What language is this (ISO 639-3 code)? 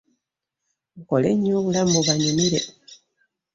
lug